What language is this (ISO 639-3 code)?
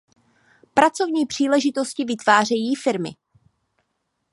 ces